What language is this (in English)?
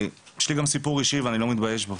Hebrew